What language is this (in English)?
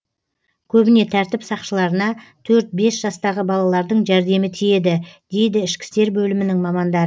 Kazakh